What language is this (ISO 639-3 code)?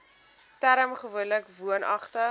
afr